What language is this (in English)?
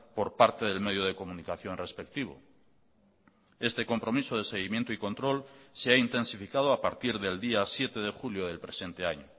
Spanish